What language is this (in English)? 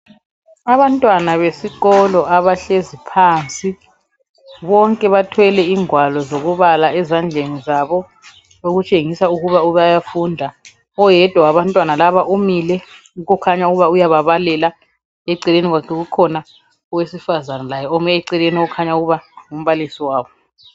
North Ndebele